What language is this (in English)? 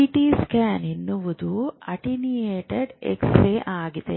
Kannada